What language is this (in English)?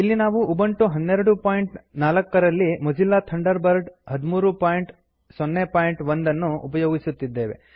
Kannada